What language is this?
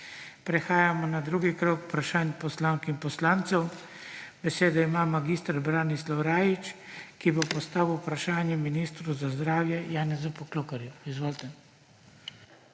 Slovenian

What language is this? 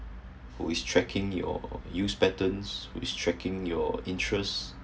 English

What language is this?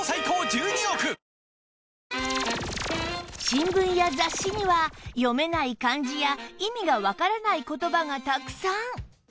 Japanese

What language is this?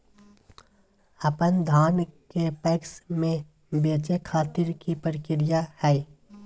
Magahi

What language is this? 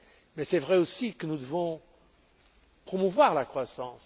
French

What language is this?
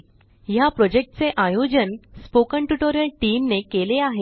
Marathi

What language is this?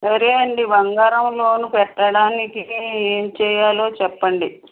Telugu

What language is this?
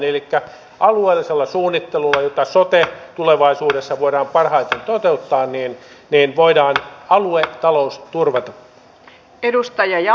Finnish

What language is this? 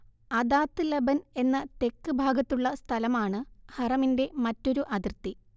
Malayalam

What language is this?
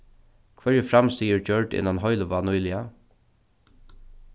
Faroese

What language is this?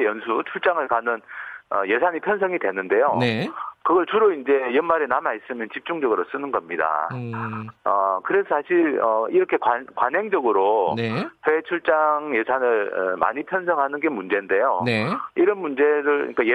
Korean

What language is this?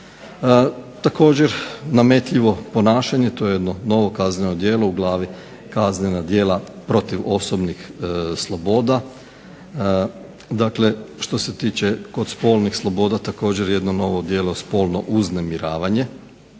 Croatian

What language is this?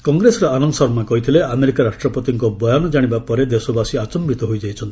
Odia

